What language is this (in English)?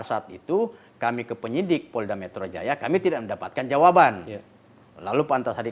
Indonesian